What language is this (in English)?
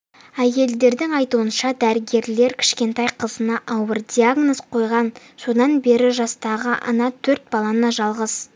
Kazakh